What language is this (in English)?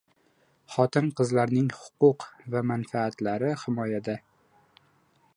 Uzbek